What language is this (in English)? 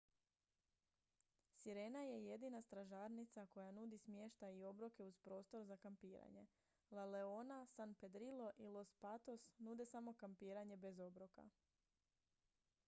Croatian